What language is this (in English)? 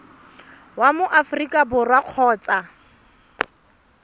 Tswana